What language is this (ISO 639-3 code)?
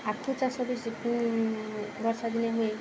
ori